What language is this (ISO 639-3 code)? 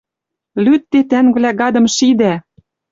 mrj